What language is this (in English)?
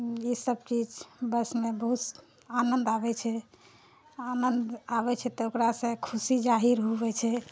Maithili